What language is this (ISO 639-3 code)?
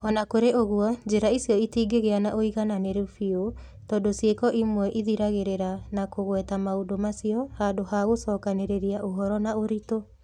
kik